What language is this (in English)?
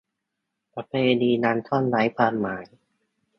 Thai